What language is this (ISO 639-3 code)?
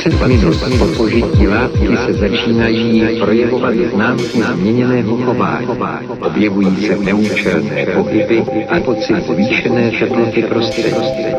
ces